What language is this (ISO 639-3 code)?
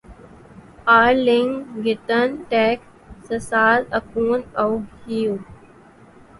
urd